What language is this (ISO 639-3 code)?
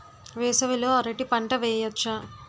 tel